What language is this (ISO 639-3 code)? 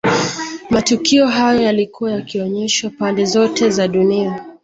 swa